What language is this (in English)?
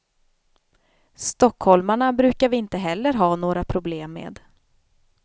Swedish